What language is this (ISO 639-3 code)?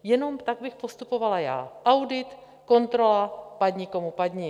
ces